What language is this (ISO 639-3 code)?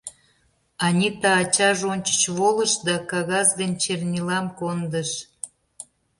chm